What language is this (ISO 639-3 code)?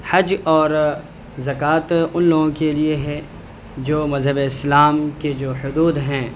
urd